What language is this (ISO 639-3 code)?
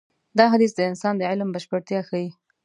pus